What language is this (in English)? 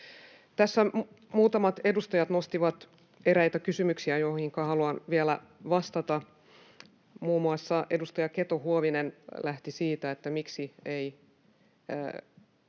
Finnish